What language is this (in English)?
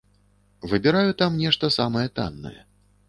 Belarusian